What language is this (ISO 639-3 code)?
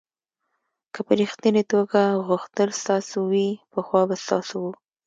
pus